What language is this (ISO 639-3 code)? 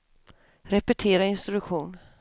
swe